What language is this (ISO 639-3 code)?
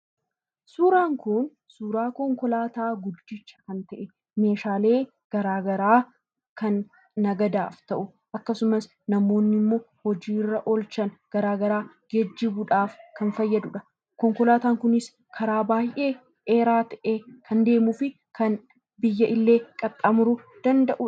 orm